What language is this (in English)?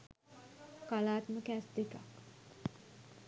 Sinhala